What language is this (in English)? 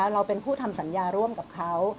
Thai